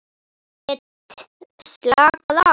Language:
Icelandic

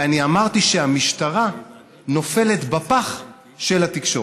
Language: Hebrew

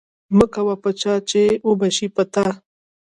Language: Pashto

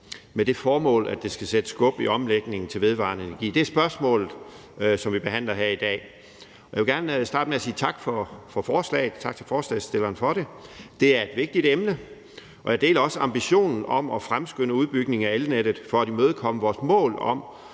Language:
Danish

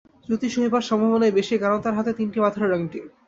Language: Bangla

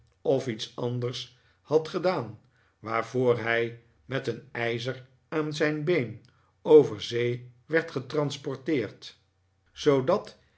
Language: Dutch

